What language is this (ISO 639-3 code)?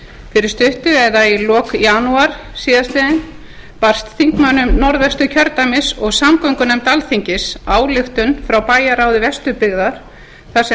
isl